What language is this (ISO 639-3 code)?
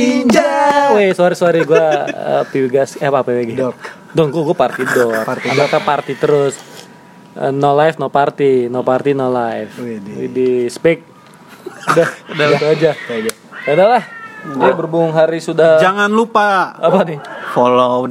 ind